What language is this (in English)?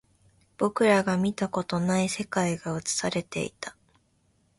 Japanese